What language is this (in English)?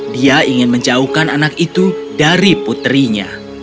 Indonesian